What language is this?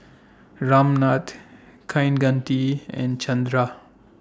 English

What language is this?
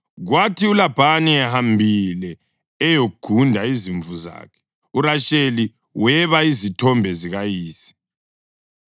North Ndebele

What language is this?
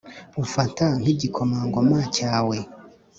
Kinyarwanda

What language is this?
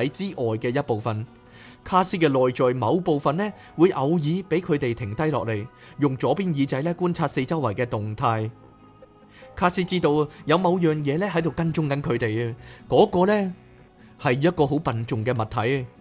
Chinese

